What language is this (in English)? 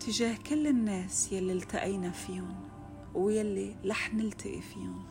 Arabic